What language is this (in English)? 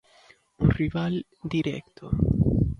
Galician